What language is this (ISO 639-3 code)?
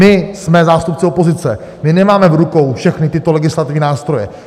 ces